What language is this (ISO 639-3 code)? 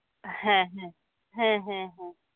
sat